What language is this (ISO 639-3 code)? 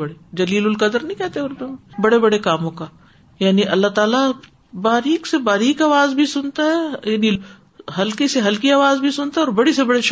urd